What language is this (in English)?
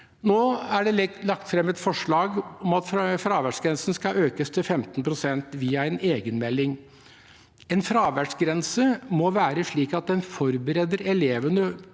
Norwegian